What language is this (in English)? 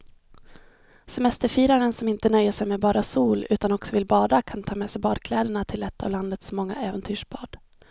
Swedish